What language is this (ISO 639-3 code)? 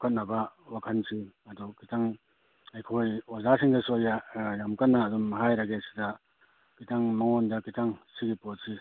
mni